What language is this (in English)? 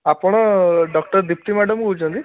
Odia